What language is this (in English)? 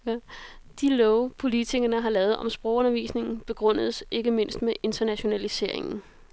Danish